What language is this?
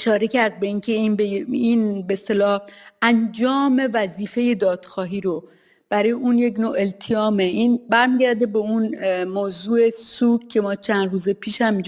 Persian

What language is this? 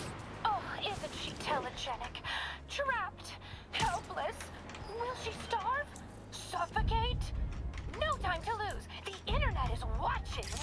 English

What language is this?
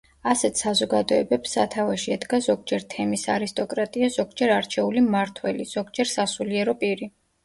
Georgian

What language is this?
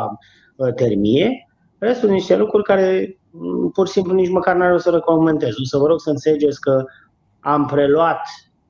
Romanian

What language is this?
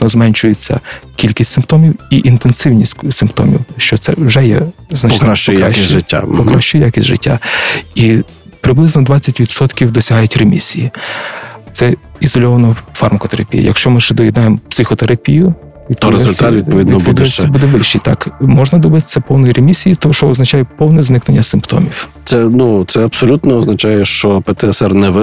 Ukrainian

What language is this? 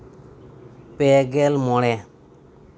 Santali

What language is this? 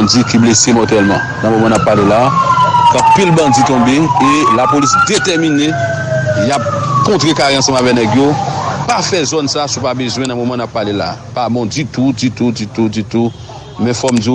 French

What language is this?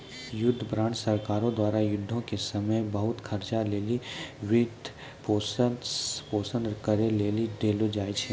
Maithili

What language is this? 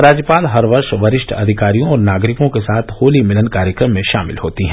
Hindi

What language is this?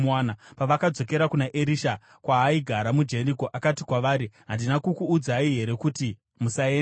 Shona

